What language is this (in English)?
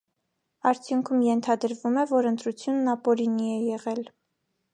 Armenian